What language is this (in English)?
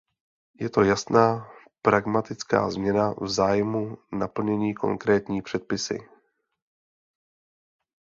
Czech